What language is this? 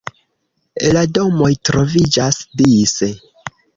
Esperanto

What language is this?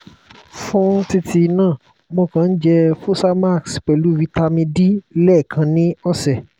Yoruba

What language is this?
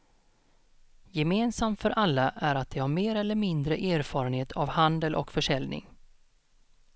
Swedish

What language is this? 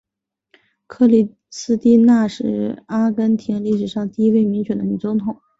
Chinese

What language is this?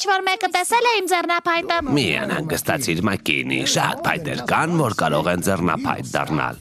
Romanian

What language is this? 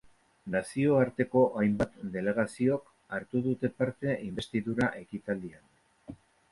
Basque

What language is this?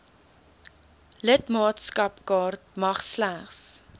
Afrikaans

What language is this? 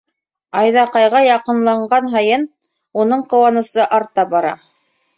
Bashkir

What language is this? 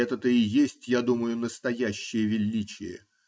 Russian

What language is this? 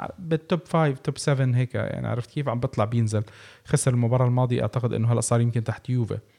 Arabic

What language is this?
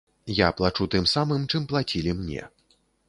Belarusian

